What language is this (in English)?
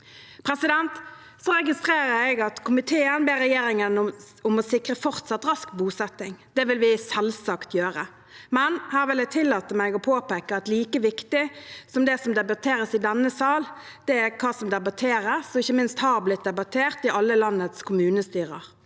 Norwegian